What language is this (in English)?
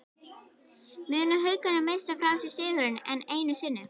Icelandic